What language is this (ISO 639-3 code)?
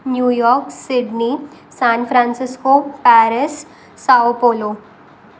snd